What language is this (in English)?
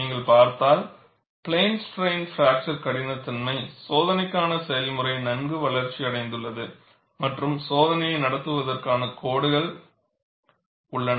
Tamil